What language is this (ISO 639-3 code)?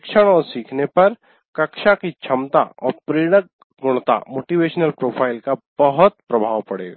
hin